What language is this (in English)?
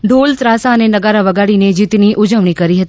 Gujarati